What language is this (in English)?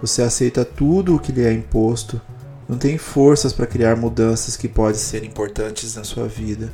Portuguese